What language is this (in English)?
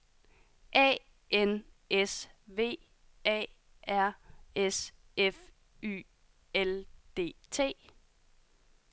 Danish